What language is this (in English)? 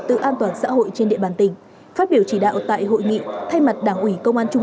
Vietnamese